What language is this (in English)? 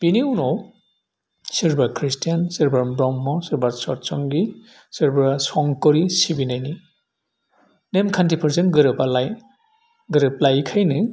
Bodo